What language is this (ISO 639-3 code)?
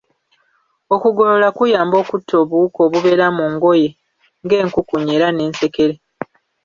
lug